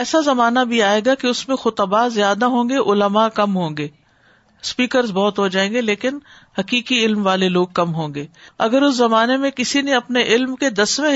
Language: Urdu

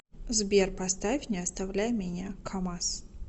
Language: Russian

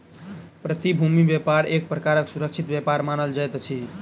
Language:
Maithili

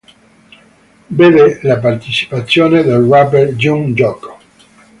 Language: Italian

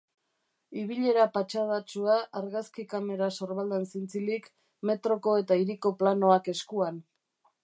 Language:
Basque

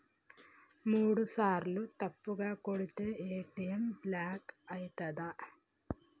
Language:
Telugu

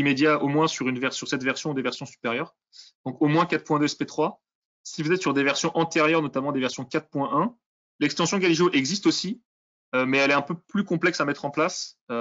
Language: French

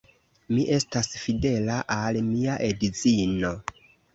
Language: Esperanto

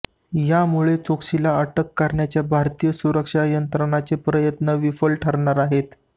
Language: Marathi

